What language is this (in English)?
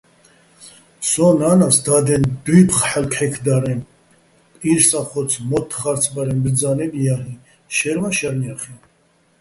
Bats